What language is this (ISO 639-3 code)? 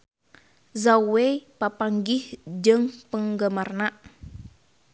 sun